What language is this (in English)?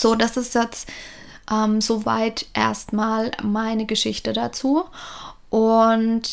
German